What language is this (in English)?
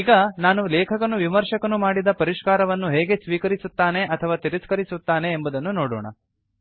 Kannada